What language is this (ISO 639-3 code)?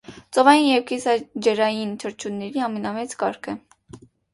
hye